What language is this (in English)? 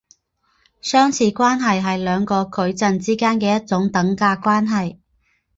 Chinese